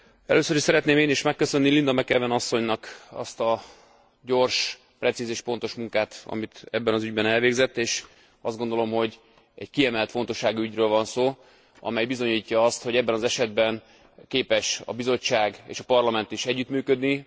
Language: Hungarian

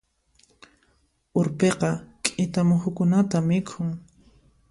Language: Puno Quechua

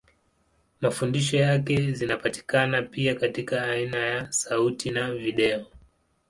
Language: Swahili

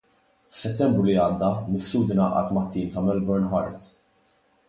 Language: Maltese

